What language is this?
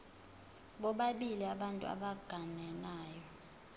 Zulu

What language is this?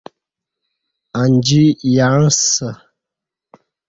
Kati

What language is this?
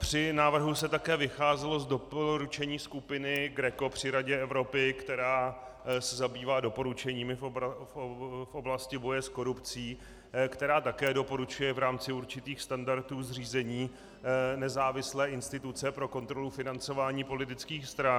Czech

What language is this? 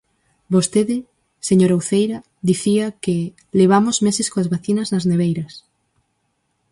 Galician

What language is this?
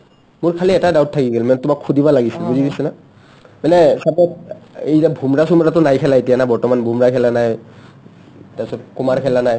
Assamese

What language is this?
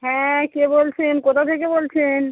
Bangla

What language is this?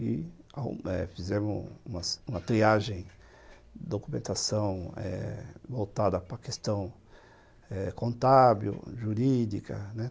Portuguese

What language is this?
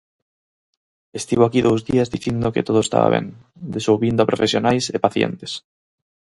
Galician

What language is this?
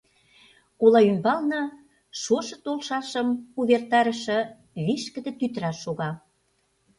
Mari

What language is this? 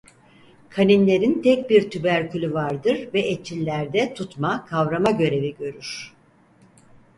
Turkish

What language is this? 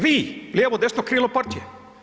Croatian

